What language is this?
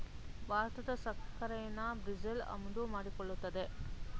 Kannada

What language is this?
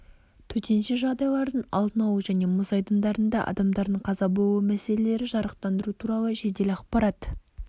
Kazakh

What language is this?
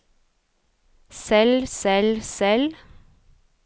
Norwegian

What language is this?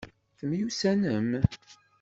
Kabyle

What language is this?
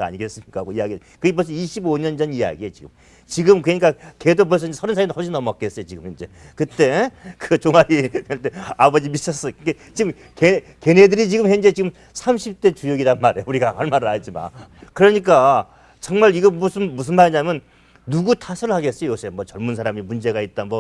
Korean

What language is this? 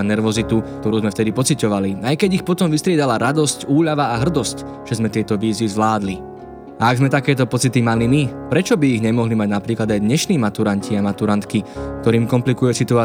Slovak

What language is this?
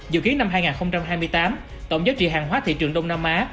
Vietnamese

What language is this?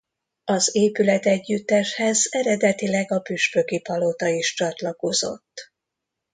Hungarian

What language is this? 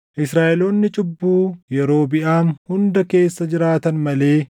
Oromo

